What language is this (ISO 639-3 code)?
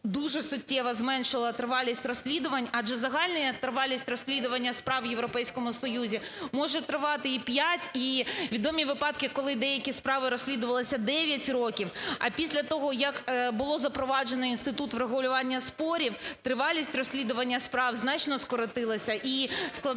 ukr